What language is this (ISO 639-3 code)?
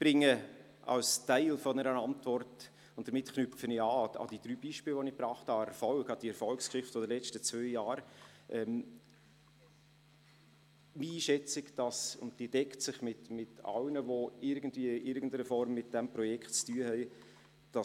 gsw